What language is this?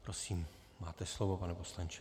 Czech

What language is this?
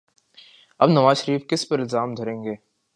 Urdu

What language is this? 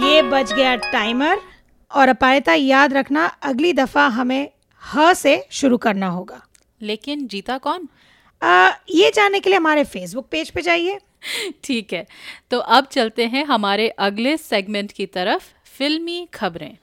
Hindi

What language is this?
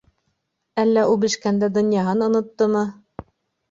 Bashkir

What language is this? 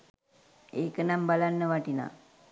Sinhala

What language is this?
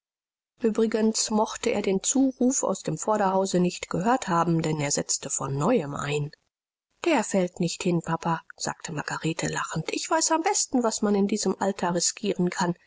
German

